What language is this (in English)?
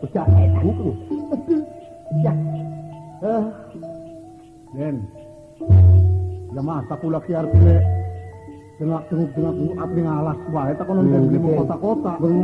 Indonesian